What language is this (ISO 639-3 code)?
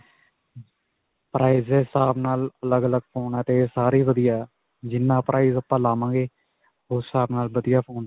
pan